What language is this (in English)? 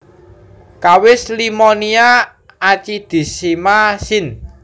Javanese